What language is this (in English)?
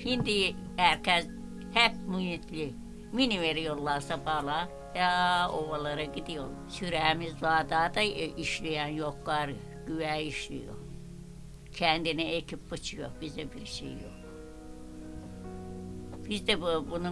Turkish